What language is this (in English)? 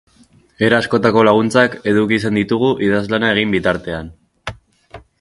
Basque